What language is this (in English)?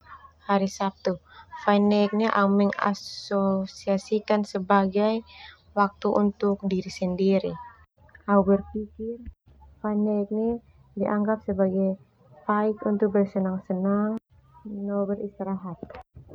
Termanu